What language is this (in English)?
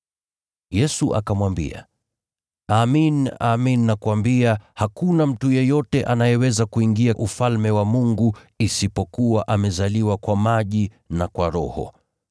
Swahili